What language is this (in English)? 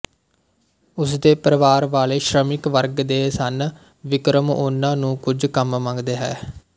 Punjabi